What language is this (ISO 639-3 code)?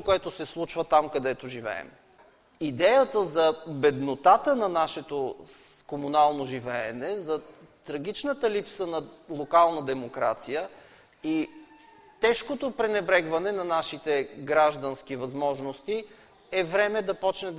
bul